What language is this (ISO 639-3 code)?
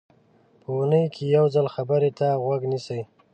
pus